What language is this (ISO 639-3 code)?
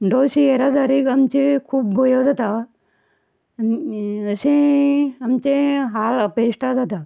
kok